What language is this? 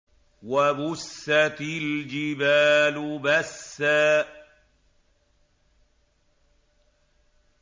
Arabic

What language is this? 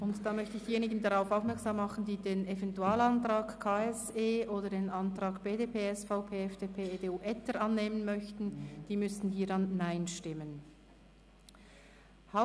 Swiss German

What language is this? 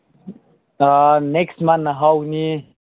Manipuri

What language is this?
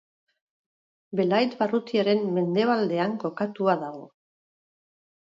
Basque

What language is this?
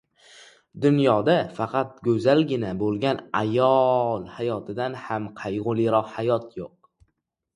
Uzbek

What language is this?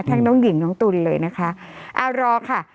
Thai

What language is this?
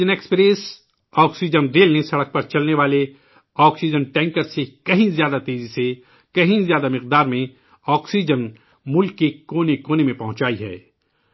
Urdu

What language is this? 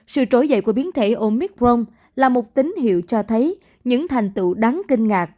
Vietnamese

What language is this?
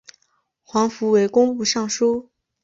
Chinese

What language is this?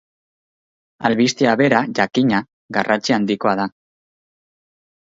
Basque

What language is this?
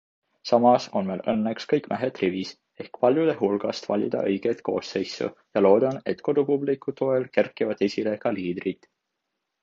Estonian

